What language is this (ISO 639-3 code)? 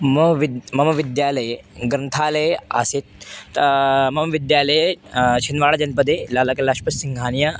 san